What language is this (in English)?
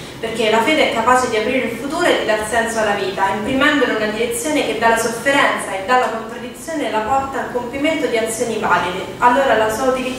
Italian